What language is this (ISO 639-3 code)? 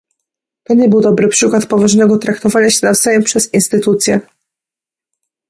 pol